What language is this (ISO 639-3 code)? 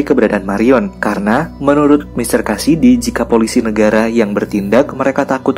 ind